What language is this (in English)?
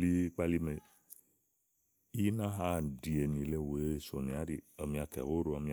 Igo